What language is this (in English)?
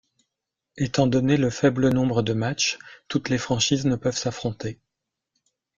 French